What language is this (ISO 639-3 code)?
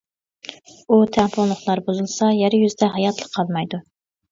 uig